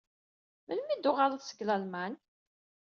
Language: Kabyle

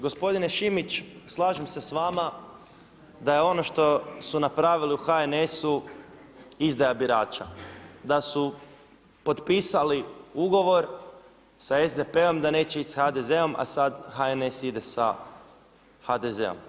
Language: Croatian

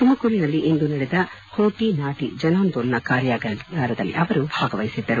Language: Kannada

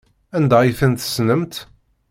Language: Kabyle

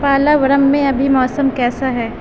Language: Urdu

